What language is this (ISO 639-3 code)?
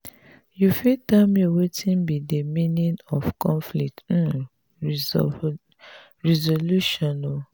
pcm